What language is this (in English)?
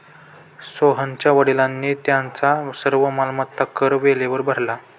Marathi